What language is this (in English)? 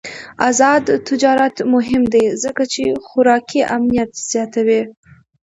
Pashto